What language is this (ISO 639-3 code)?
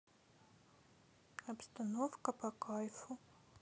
rus